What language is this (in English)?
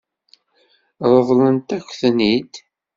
Kabyle